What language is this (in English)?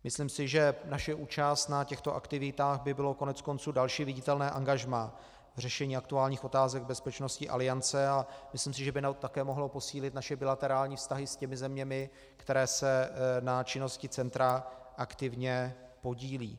Czech